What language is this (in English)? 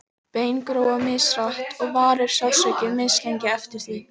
Icelandic